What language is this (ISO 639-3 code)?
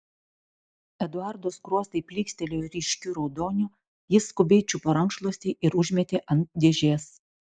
lit